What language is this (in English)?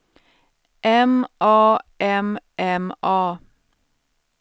Swedish